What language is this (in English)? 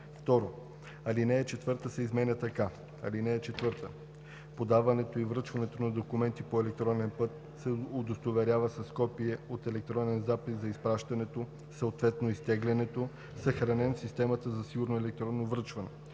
Bulgarian